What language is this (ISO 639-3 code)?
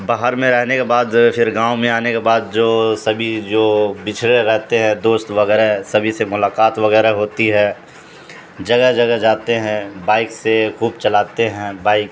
urd